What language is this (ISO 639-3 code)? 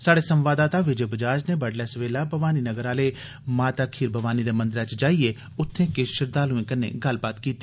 doi